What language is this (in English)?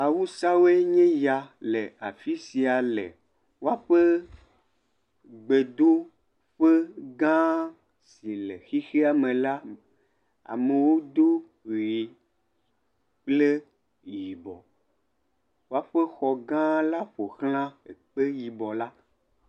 Ewe